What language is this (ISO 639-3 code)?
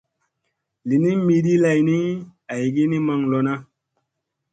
mse